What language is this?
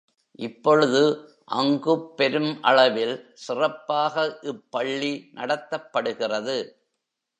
Tamil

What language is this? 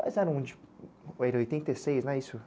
Portuguese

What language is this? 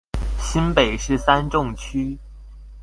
Chinese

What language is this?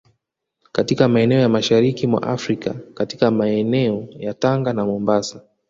Swahili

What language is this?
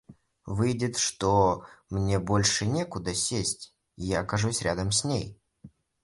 Russian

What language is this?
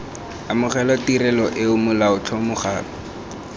Tswana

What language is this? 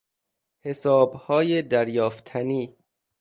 Persian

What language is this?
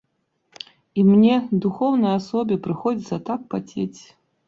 Belarusian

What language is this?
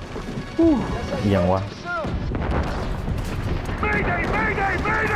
Thai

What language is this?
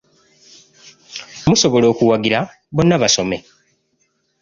Ganda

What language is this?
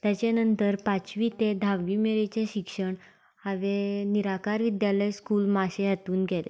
Konkani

